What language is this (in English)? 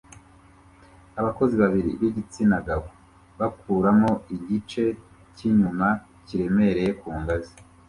Kinyarwanda